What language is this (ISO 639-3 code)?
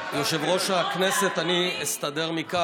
heb